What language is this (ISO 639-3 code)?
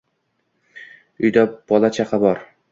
uzb